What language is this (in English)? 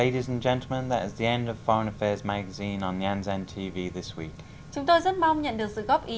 Vietnamese